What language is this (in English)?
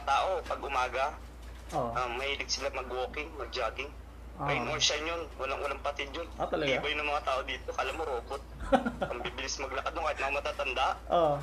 Filipino